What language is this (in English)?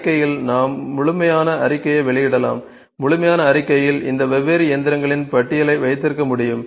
Tamil